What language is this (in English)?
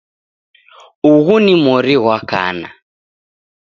Taita